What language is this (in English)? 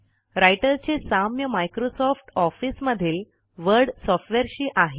Marathi